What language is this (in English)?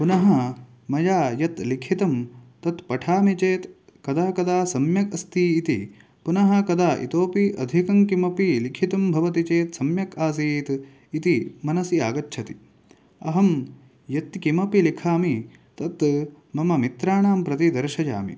Sanskrit